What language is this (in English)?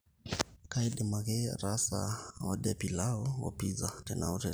Masai